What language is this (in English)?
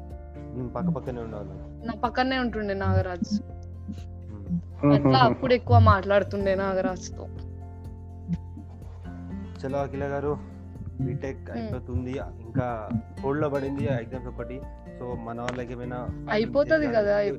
Telugu